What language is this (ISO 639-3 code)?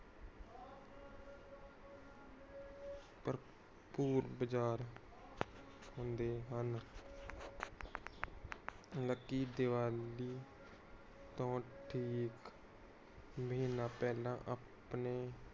pan